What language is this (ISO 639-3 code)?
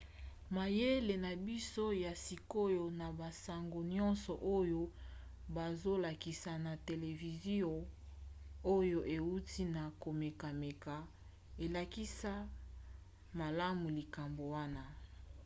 lin